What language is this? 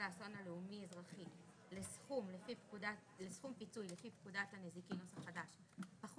Hebrew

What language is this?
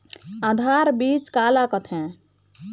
Chhattisgarhi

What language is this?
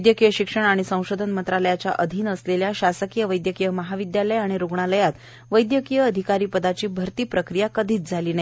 Marathi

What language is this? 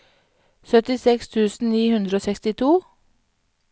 Norwegian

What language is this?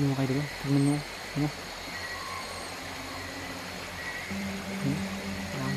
Filipino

